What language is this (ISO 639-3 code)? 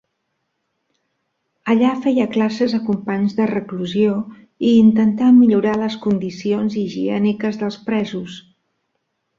cat